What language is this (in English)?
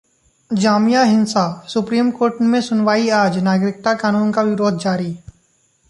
Hindi